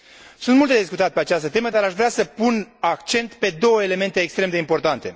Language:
Romanian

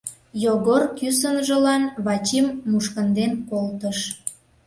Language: Mari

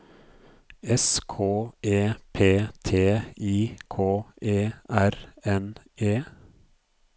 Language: Norwegian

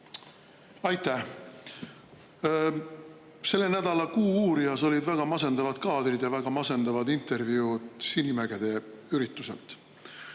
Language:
Estonian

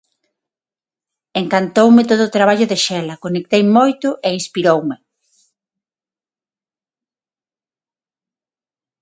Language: Galician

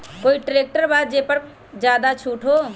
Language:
Magahi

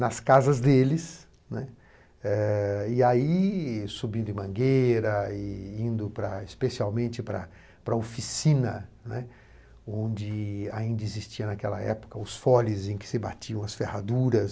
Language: Portuguese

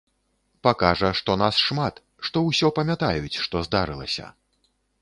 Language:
Belarusian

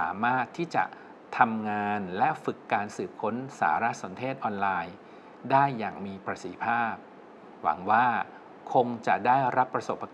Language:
Thai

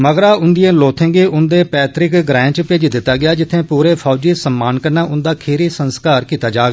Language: Dogri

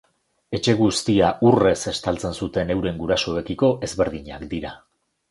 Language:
Basque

